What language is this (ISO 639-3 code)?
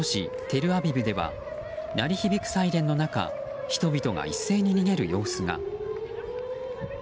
jpn